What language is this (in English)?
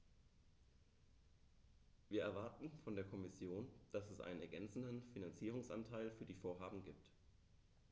German